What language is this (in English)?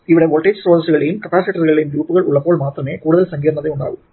Malayalam